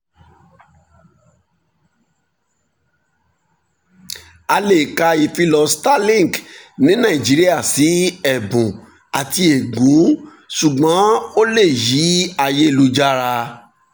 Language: Yoruba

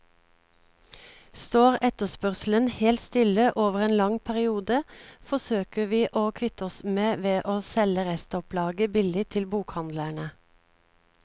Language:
Norwegian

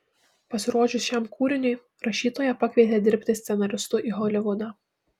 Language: Lithuanian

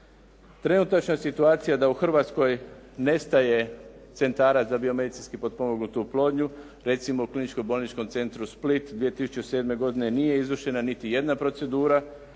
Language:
Croatian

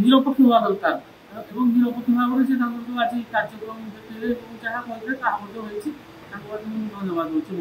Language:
Bangla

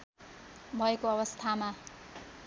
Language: Nepali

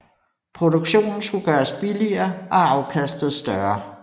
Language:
Danish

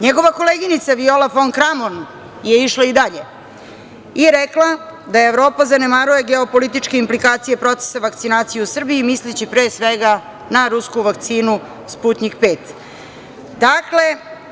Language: Serbian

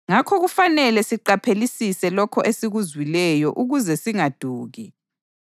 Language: North Ndebele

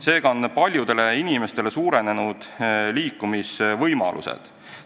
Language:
Estonian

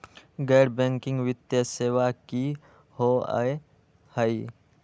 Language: Magahi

